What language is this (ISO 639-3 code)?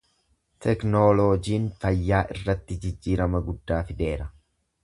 orm